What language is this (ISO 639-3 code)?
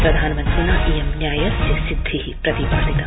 san